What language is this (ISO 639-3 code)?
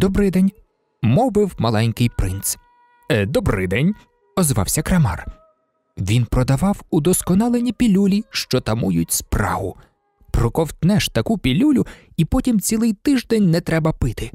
ukr